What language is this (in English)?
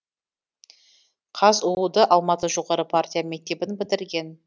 Kazakh